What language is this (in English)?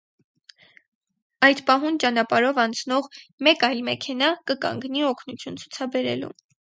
Armenian